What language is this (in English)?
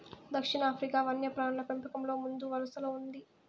Telugu